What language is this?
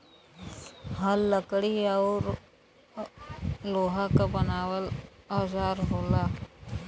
Bhojpuri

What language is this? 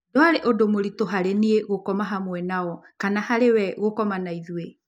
Kikuyu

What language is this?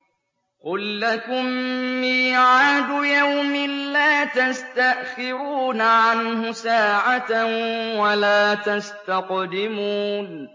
Arabic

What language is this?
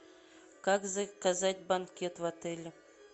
Russian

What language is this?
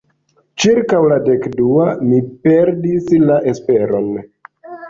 Esperanto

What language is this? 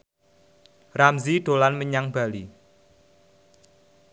Javanese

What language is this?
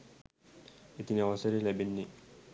Sinhala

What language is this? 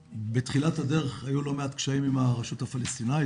Hebrew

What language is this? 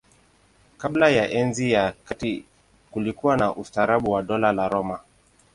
Swahili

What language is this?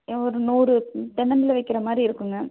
Tamil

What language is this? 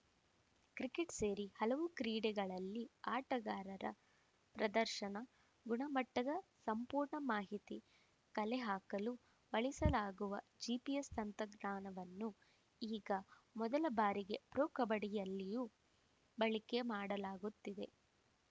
Kannada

